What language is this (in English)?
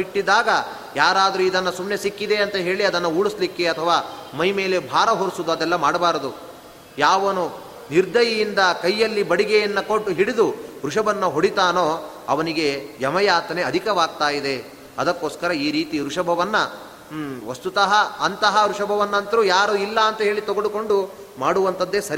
Kannada